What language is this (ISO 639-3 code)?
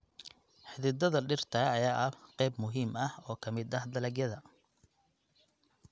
som